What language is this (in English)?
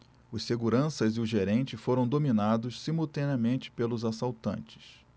Portuguese